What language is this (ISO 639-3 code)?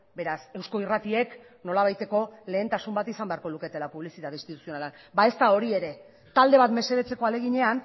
eus